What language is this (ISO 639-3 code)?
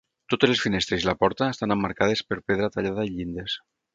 cat